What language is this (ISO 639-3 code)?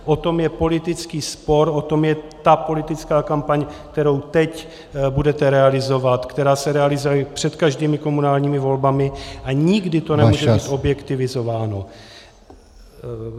ces